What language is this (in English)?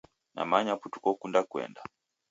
Taita